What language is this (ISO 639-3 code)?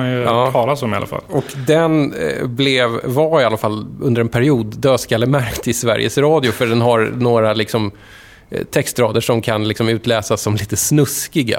swe